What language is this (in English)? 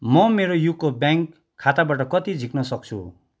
Nepali